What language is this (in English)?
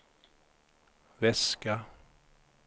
Swedish